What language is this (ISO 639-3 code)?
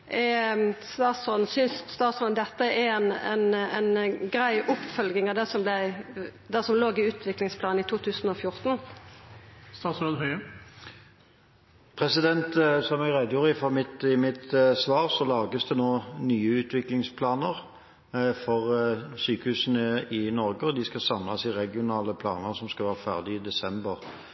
nor